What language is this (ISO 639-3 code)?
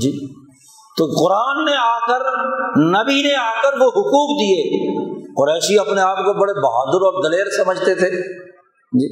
urd